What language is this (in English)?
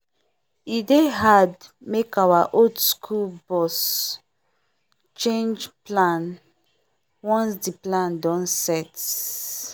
Nigerian Pidgin